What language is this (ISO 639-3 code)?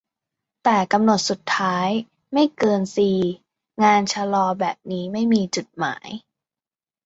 tha